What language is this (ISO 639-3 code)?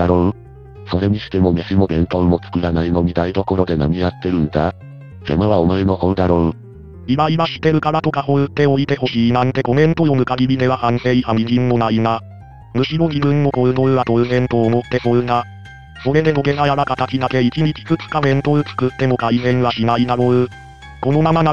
jpn